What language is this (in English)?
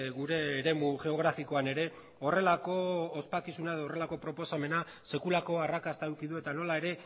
Basque